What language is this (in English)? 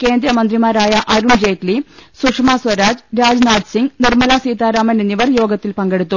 Malayalam